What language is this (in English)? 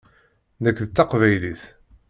Kabyle